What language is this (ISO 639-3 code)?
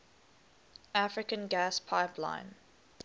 eng